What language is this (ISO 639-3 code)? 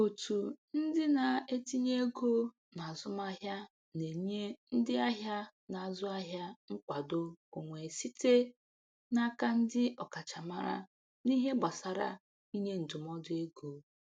ibo